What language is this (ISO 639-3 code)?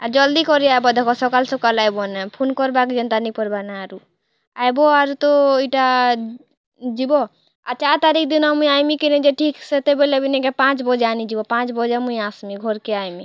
ori